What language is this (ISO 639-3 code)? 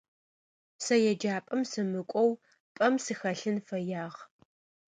ady